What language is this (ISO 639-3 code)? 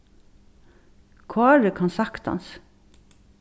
fao